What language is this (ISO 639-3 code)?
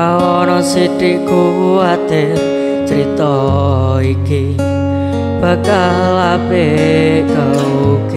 ind